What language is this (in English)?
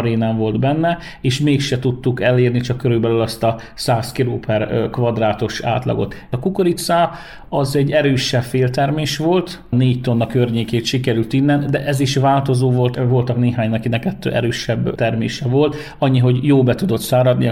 Hungarian